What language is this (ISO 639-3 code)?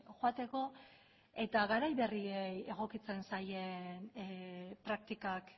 eus